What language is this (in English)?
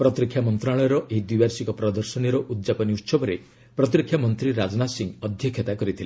Odia